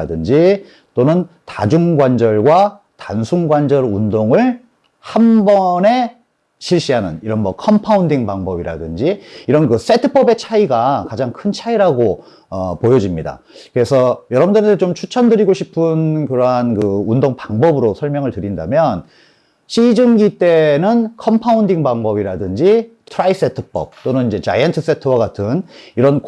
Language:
Korean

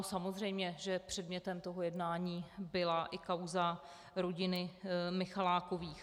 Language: Czech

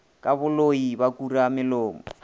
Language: Northern Sotho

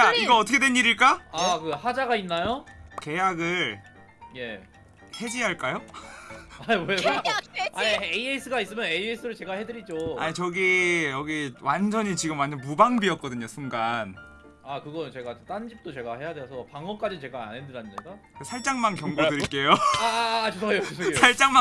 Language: Korean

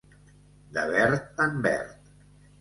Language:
Catalan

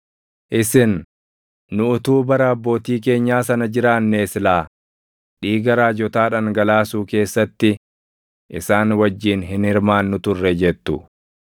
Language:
Oromo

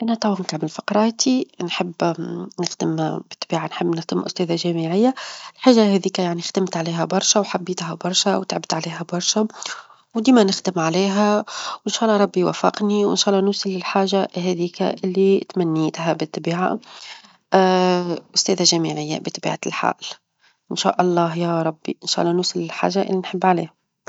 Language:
Tunisian Arabic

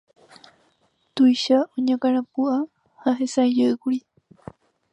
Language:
Guarani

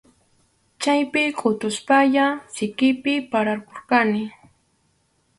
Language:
Arequipa-La Unión Quechua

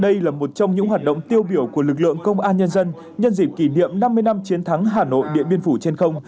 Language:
Vietnamese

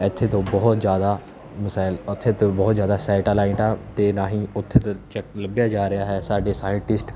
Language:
Punjabi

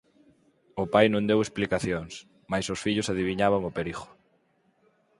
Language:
Galician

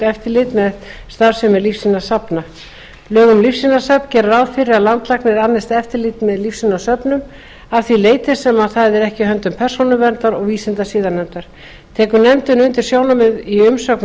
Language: Icelandic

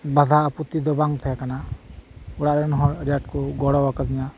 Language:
Santali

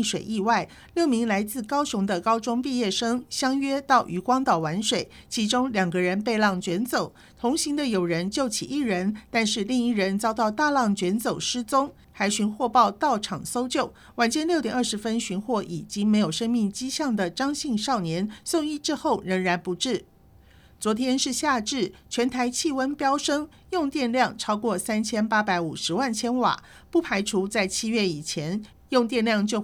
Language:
Chinese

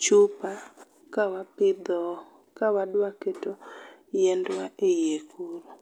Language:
Luo (Kenya and Tanzania)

